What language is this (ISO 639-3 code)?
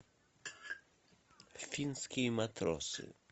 rus